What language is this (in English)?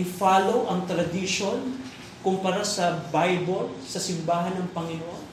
Filipino